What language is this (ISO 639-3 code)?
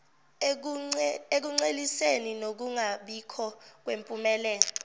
zul